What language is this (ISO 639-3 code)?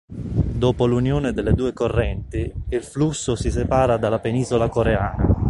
ita